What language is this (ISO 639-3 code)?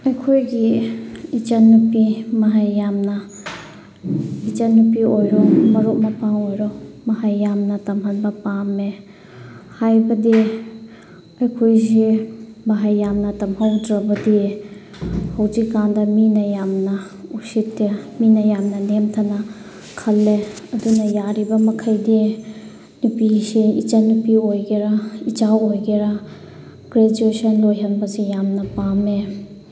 mni